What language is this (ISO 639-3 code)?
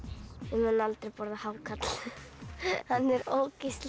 isl